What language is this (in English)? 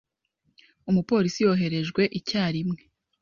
Kinyarwanda